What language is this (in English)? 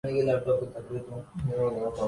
Urdu